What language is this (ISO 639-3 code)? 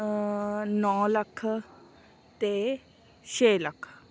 pan